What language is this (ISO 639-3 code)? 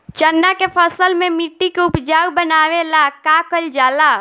bho